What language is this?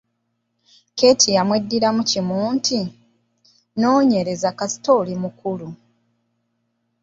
Ganda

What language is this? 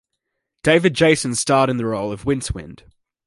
English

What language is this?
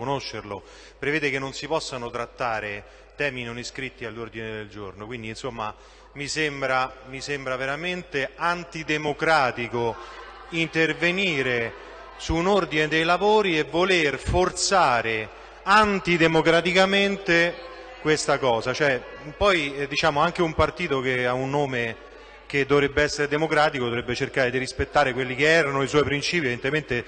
Italian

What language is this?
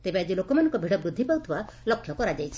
Odia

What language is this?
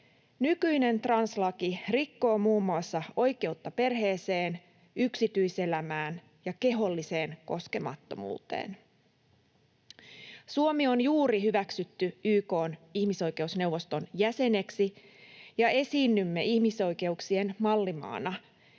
Finnish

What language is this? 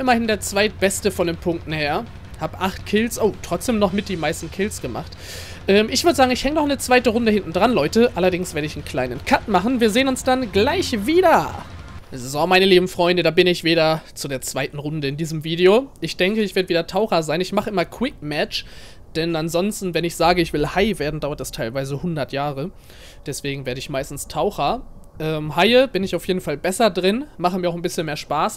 German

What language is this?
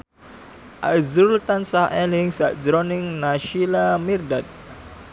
Javanese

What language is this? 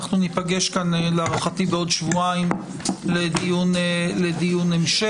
Hebrew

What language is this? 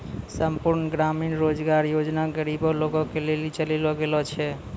Maithili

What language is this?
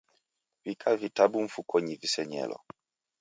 Taita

